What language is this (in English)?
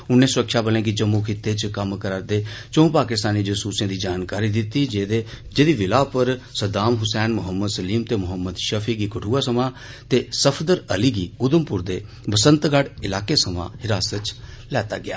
Dogri